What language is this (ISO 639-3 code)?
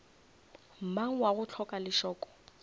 nso